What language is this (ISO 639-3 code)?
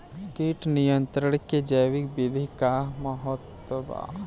bho